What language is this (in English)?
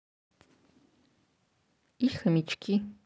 Russian